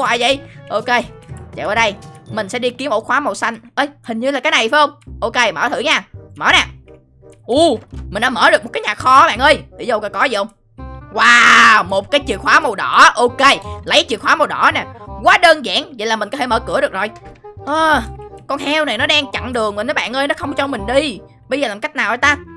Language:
Vietnamese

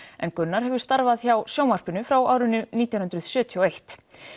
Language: Icelandic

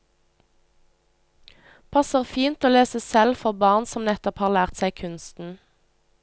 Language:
Norwegian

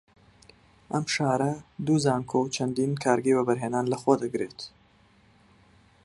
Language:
Central Kurdish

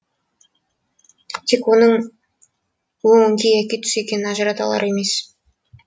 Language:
Kazakh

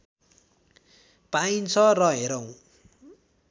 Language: Nepali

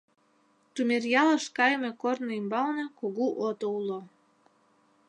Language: Mari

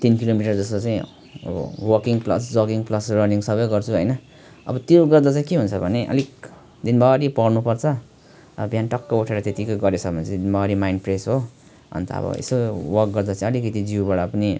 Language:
Nepali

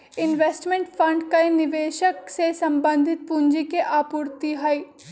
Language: Magahi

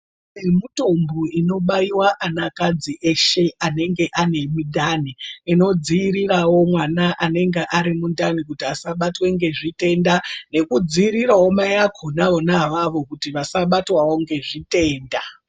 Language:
Ndau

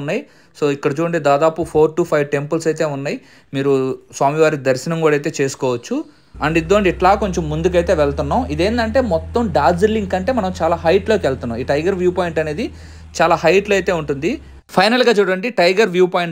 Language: Telugu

